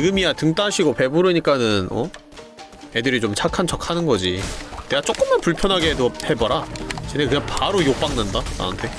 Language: Korean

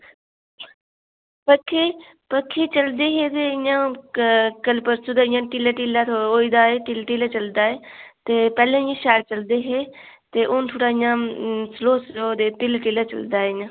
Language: Dogri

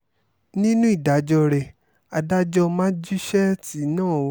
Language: Yoruba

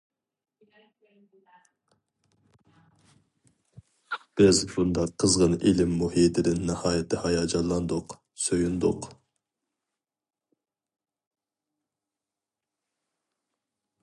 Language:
Uyghur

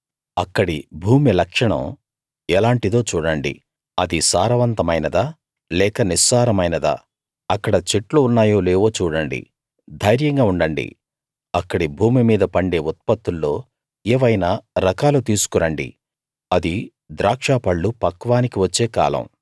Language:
Telugu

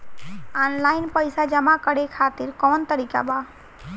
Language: Bhojpuri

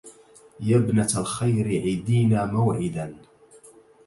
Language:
Arabic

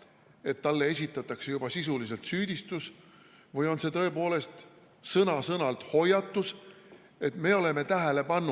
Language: Estonian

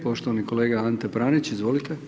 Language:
Croatian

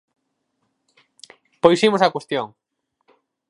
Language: Galician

